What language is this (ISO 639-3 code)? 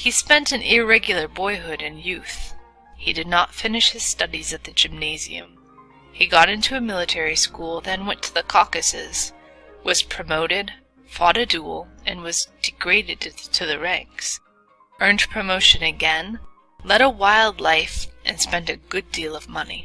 eng